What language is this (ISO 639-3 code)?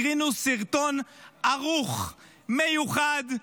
heb